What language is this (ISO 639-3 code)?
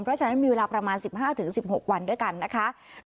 tha